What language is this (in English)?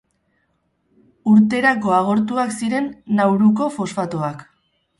Basque